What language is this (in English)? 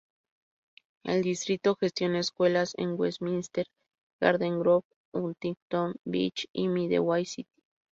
Spanish